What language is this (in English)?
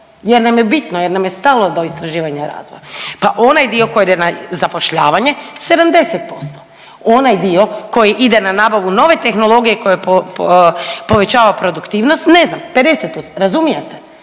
Croatian